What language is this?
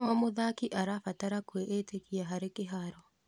Kikuyu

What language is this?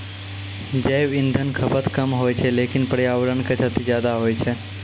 Maithili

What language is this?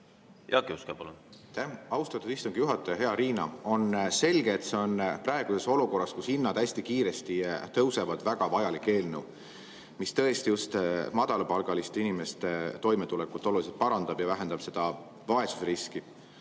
Estonian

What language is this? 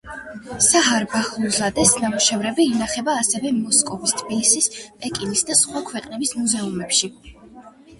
Georgian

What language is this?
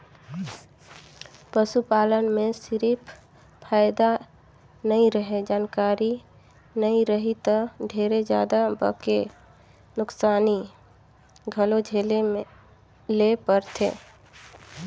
Chhattisgarhi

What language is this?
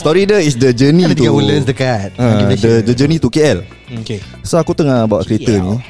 Malay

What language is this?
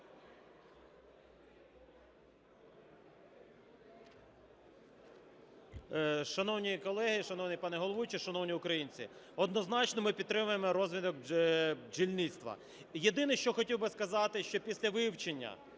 Ukrainian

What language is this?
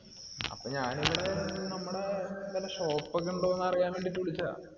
Malayalam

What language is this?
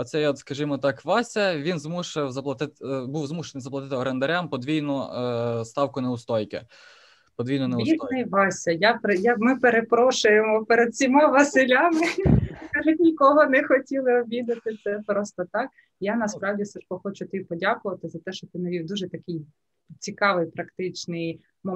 Ukrainian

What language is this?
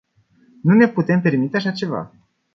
Romanian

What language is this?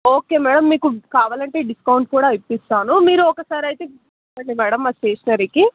Telugu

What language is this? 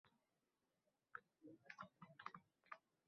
Uzbek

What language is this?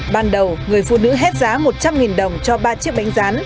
Vietnamese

